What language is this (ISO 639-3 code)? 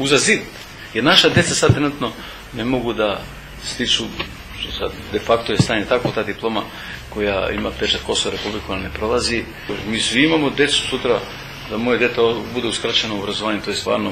ukr